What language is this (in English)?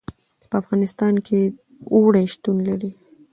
Pashto